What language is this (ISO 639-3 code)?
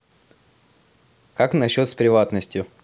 rus